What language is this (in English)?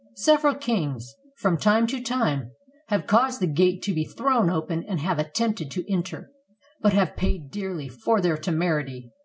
English